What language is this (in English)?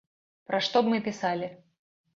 Belarusian